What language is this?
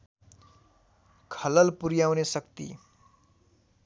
Nepali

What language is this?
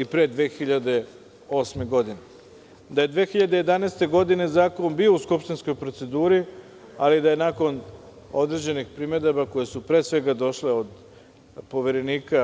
Serbian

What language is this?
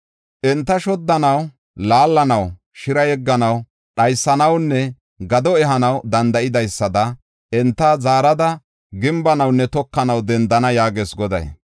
Gofa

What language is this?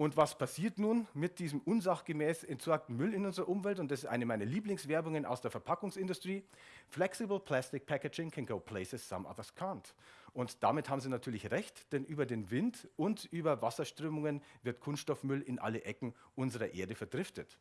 German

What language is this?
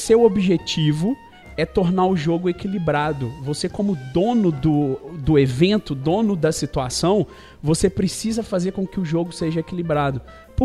Portuguese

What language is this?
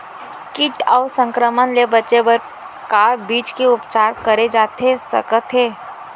Chhattisgarhi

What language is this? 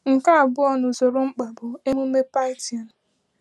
Igbo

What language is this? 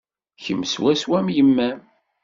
Kabyle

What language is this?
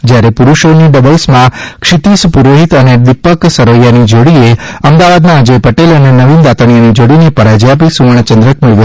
Gujarati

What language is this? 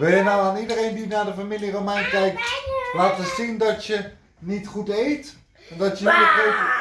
Dutch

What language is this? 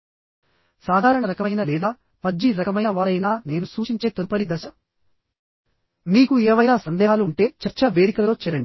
Telugu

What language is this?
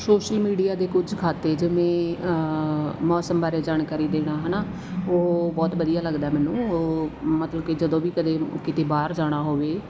Punjabi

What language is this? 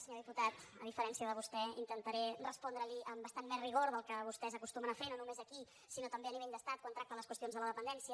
Catalan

